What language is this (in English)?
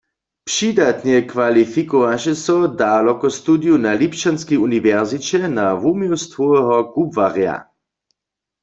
Upper Sorbian